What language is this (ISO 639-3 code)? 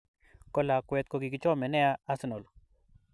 kln